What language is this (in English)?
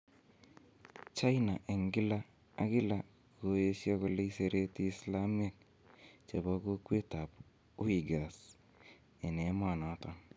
Kalenjin